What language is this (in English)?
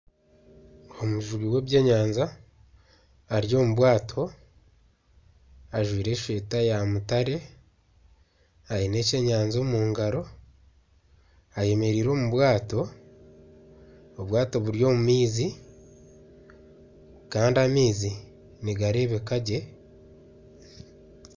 Nyankole